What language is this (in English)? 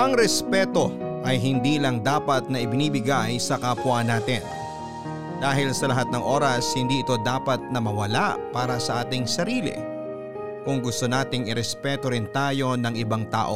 Filipino